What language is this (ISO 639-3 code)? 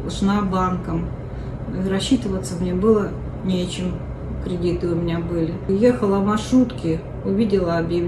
rus